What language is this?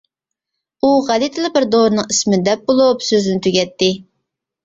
Uyghur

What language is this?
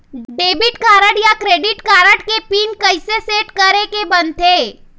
Chhattisgarhi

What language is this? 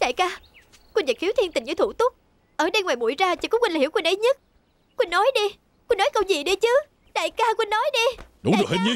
Vietnamese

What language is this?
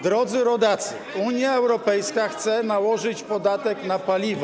Polish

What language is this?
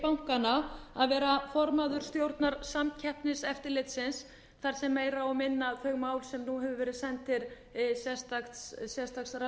Icelandic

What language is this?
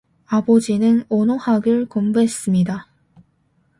Korean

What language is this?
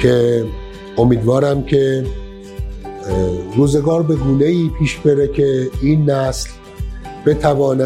Persian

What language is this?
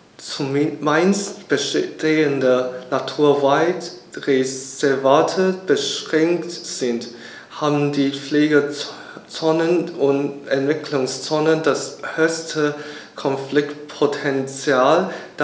German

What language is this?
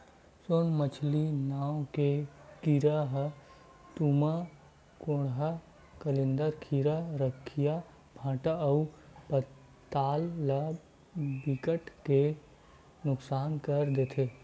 Chhattisgarhi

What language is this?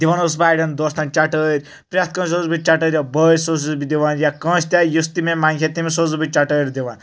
Kashmiri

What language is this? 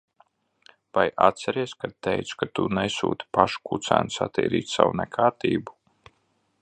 Latvian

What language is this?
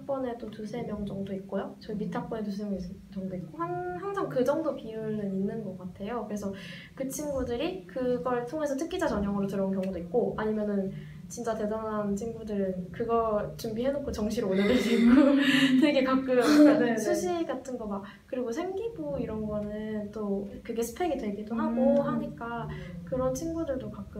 Korean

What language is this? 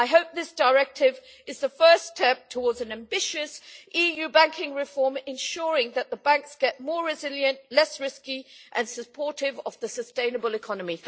English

